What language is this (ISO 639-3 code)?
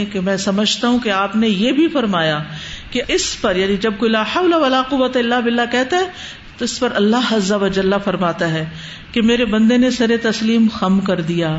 urd